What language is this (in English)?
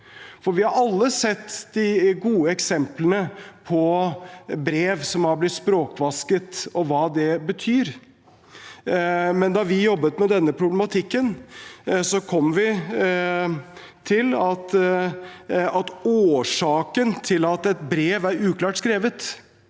Norwegian